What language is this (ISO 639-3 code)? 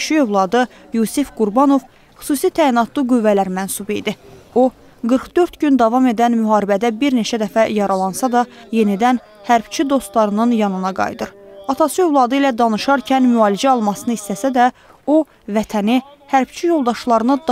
tur